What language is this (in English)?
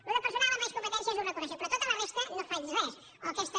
Catalan